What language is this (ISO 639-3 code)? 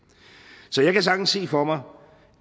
dan